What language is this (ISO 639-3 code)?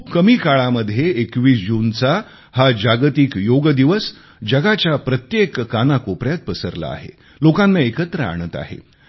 mar